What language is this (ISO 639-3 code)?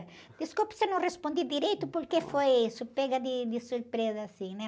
por